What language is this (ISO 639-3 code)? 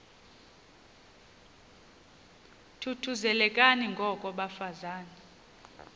xho